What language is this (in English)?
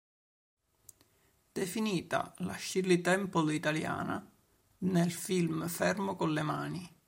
Italian